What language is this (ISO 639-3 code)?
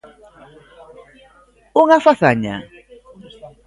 glg